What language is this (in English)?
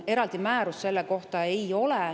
Estonian